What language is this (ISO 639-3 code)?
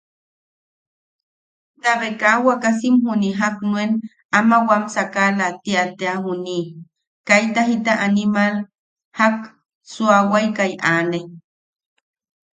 yaq